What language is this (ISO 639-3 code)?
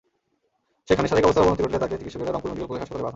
ben